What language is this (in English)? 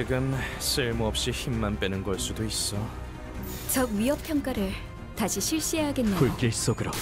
Korean